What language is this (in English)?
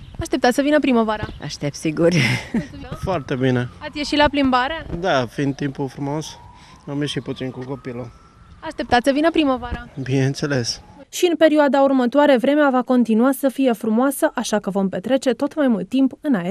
Romanian